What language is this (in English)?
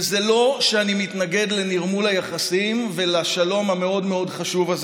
Hebrew